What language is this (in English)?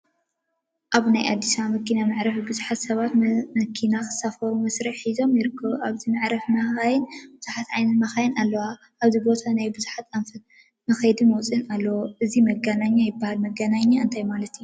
Tigrinya